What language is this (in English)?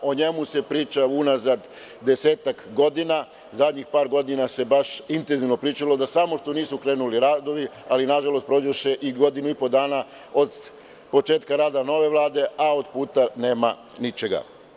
Serbian